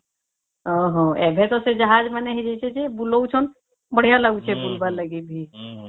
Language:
Odia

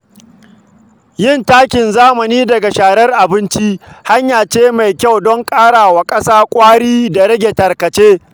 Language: Hausa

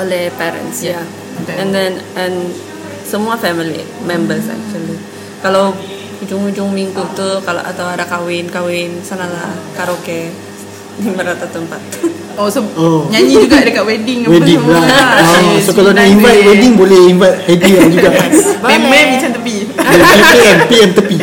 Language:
Malay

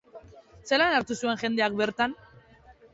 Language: Basque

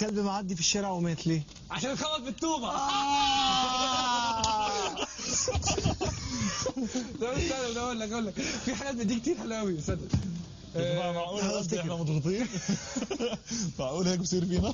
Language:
Arabic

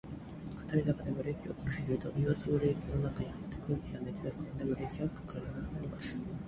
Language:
Japanese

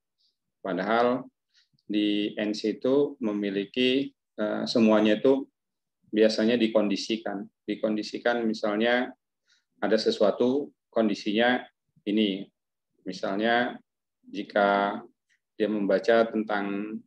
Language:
Indonesian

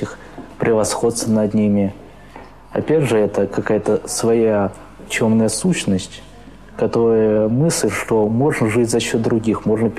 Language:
Russian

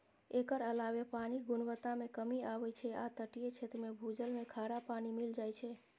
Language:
Maithili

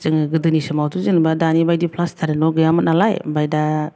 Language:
Bodo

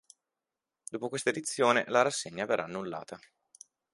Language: Italian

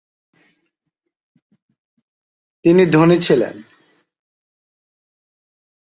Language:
Bangla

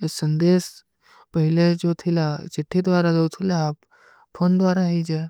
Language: Kui (India)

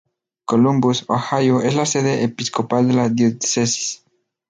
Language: Spanish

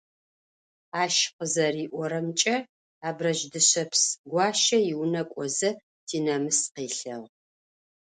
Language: Adyghe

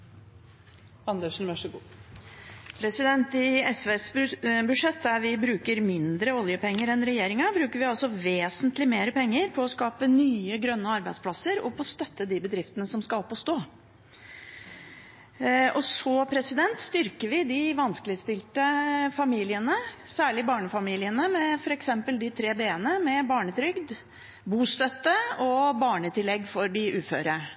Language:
Norwegian Bokmål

